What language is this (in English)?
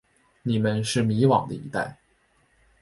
Chinese